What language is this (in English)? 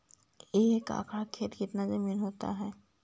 Magahi